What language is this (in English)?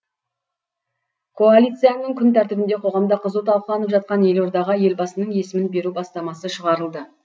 Kazakh